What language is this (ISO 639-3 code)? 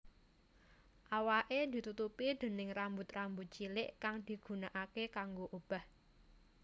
jav